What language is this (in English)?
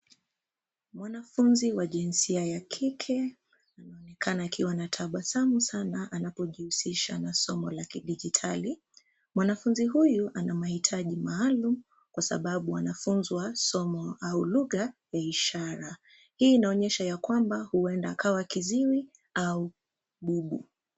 Swahili